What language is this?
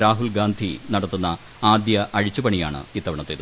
Malayalam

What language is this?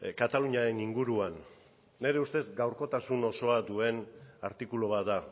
Basque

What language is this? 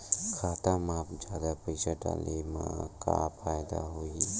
Chhattisgarhi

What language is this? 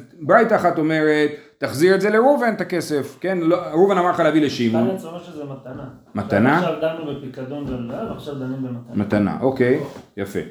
Hebrew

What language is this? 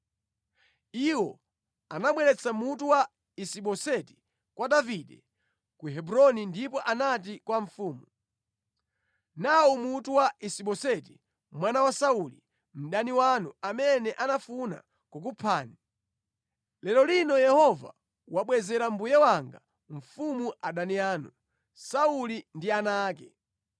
Nyanja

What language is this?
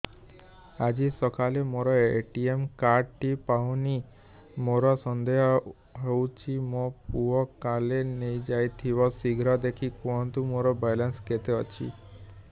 Odia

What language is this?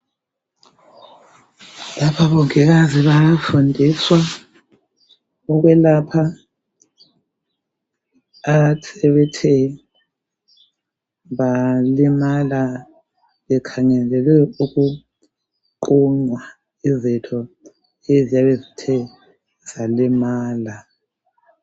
North Ndebele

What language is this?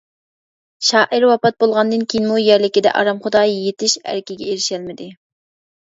Uyghur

